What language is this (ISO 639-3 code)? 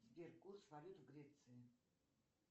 rus